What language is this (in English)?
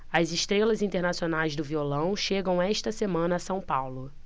Portuguese